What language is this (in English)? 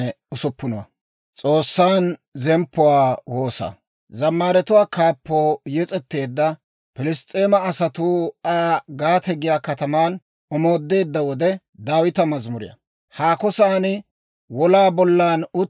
Dawro